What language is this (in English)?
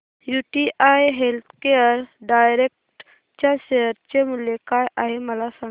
Marathi